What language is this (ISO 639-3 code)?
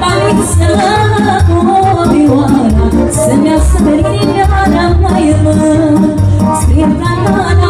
ron